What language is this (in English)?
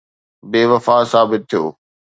Sindhi